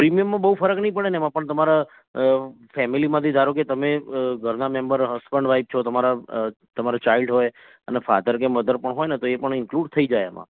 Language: Gujarati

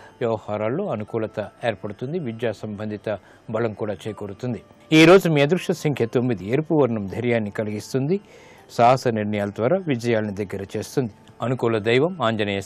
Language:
Romanian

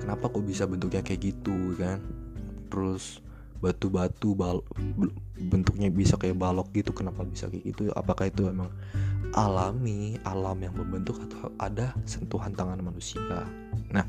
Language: Indonesian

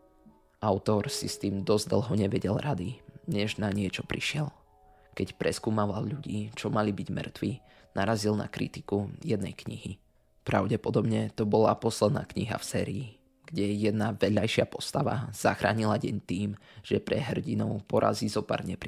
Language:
Slovak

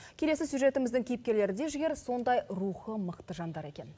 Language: Kazakh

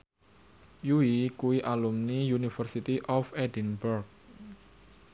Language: Javanese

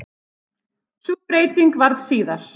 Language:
Icelandic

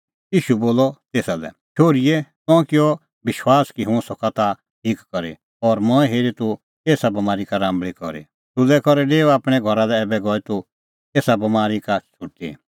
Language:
Kullu Pahari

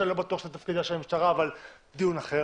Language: Hebrew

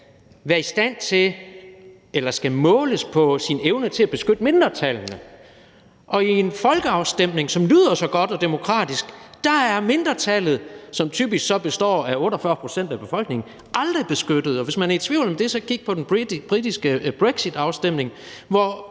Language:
Danish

